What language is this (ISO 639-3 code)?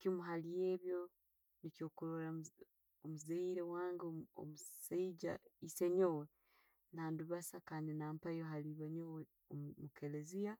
ttj